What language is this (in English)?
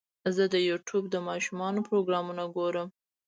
Pashto